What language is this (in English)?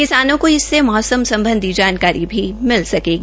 Hindi